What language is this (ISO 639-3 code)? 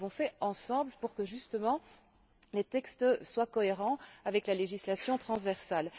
fra